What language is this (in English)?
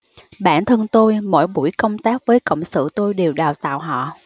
Vietnamese